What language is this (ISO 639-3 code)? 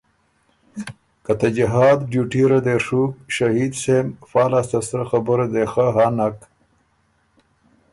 oru